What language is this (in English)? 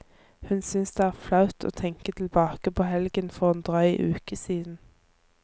Norwegian